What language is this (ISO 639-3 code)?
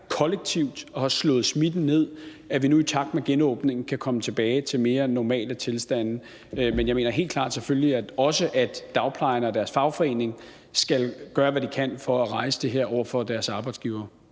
dan